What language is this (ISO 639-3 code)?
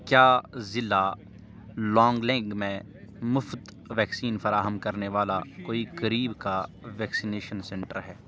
urd